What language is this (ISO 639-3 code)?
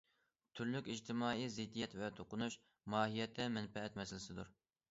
uig